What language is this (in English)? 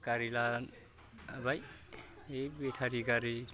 Bodo